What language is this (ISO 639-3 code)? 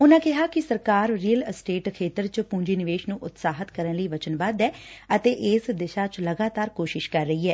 pan